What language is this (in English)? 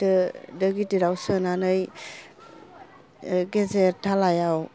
Bodo